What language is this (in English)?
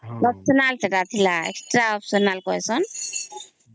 Odia